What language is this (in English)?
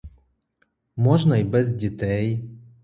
Ukrainian